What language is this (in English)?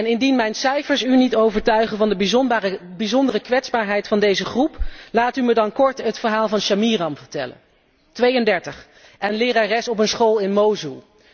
Dutch